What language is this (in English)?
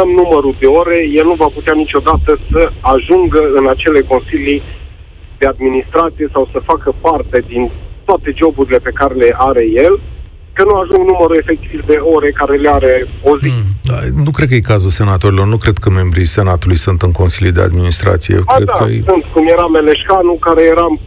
Romanian